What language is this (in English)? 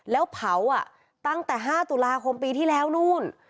Thai